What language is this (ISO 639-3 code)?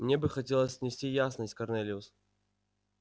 rus